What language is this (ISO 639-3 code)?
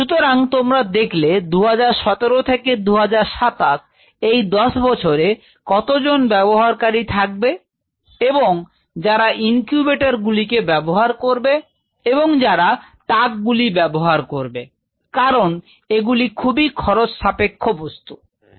ben